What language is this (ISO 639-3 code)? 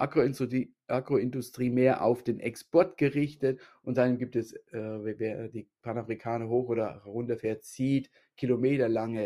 deu